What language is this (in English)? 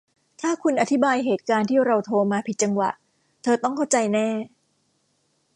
Thai